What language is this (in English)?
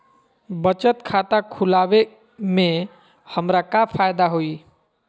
Magahi